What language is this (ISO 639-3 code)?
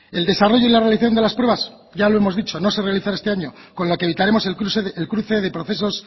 spa